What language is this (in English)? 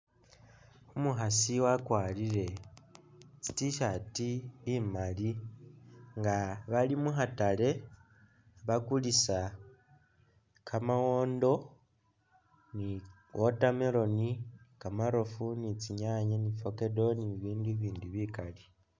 Masaaba